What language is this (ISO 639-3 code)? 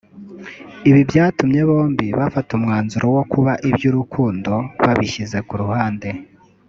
kin